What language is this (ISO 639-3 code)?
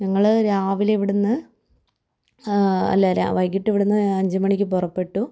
mal